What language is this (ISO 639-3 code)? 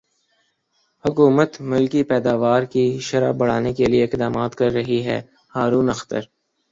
urd